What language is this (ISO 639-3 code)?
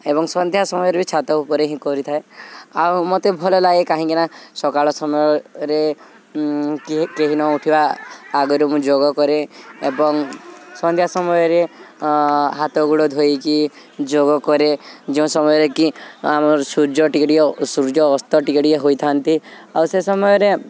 ori